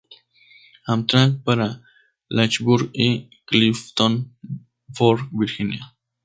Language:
Spanish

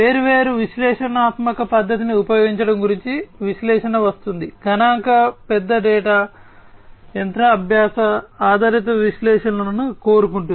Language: Telugu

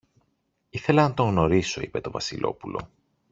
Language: Greek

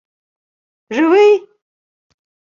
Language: Ukrainian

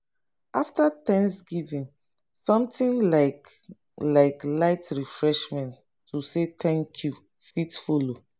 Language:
Nigerian Pidgin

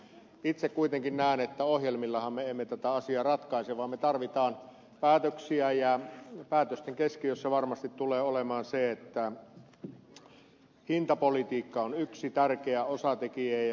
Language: Finnish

